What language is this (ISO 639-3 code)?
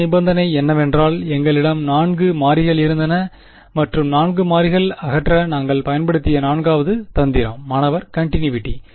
tam